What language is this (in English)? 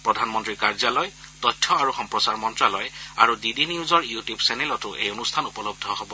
Assamese